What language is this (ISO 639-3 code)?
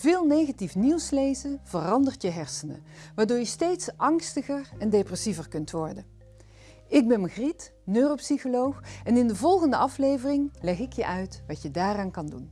nld